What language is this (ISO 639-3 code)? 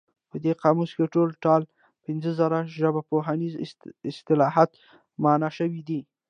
pus